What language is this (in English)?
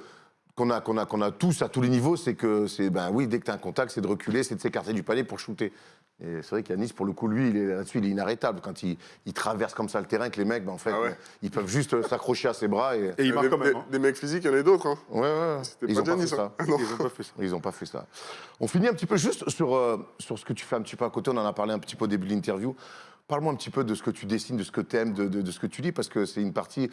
French